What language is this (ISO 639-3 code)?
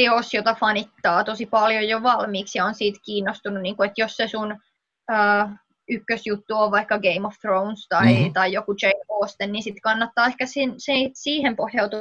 fin